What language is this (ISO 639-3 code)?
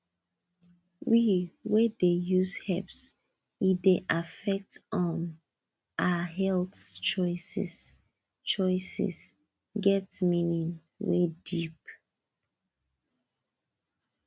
pcm